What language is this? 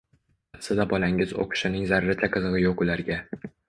Uzbek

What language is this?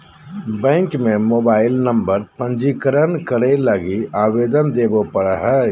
Magahi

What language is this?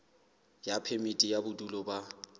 Southern Sotho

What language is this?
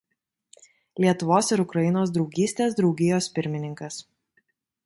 Lithuanian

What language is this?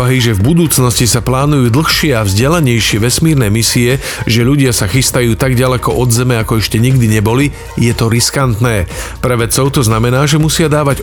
Slovak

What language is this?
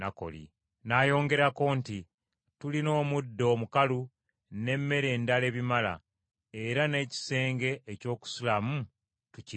Ganda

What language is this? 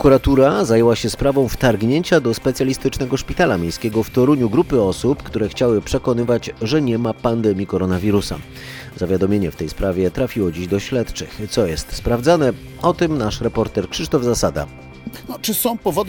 Polish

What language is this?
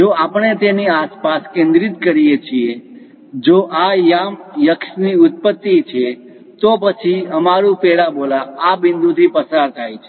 Gujarati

